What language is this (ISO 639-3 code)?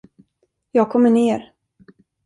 swe